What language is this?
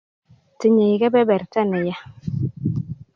Kalenjin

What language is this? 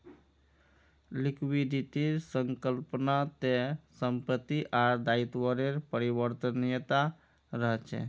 Magahi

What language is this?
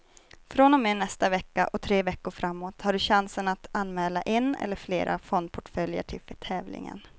Swedish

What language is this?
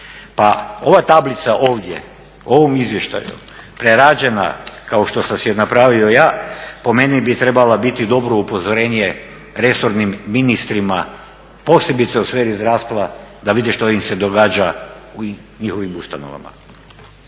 Croatian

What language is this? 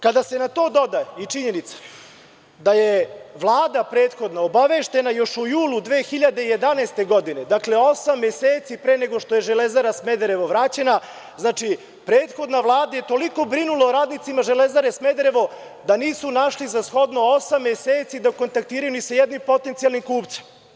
Serbian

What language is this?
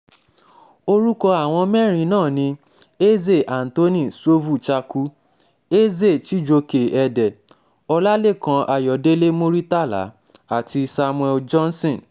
Yoruba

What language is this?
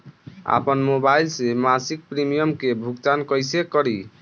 Bhojpuri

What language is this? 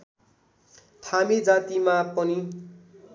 Nepali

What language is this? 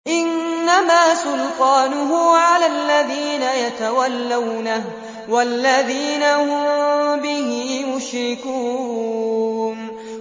Arabic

